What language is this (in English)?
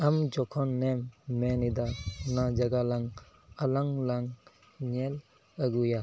Santali